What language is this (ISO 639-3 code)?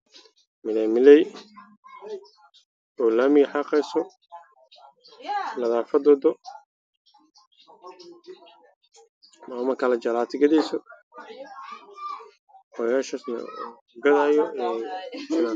som